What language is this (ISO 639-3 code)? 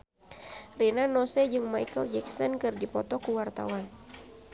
sun